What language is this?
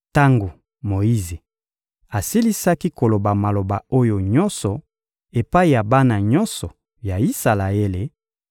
Lingala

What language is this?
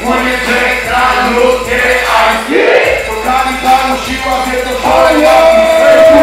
Polish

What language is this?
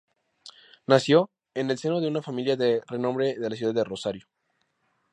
Spanish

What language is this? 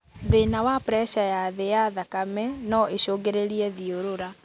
Kikuyu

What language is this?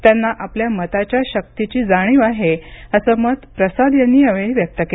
Marathi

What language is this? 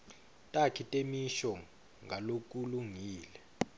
Swati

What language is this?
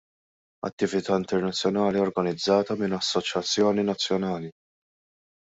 Maltese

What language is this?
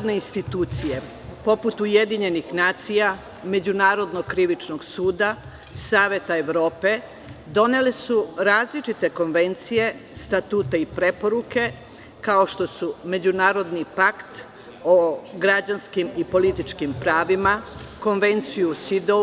Serbian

